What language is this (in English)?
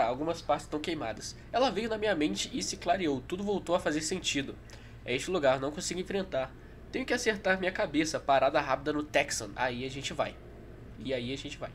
Portuguese